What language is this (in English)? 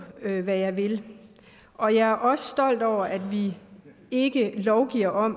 Danish